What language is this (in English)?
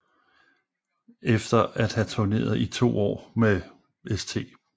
Danish